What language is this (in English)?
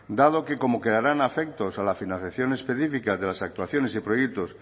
Spanish